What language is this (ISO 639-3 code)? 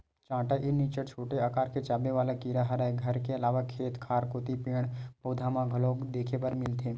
hne